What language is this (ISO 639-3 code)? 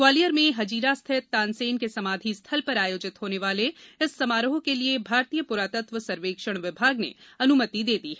hin